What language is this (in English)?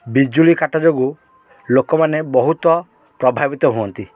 Odia